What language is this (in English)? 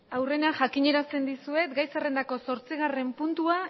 Basque